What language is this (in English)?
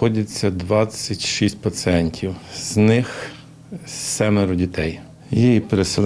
Ukrainian